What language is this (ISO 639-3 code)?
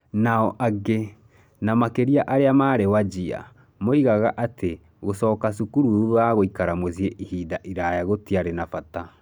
kik